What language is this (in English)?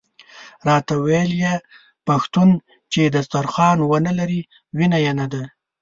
Pashto